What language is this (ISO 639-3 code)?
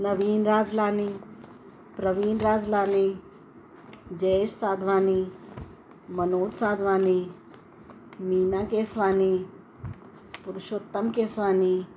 snd